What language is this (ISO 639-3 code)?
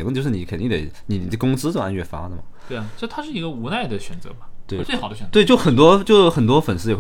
zho